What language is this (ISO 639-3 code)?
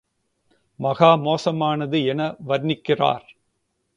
tam